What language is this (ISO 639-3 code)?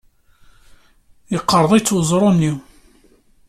kab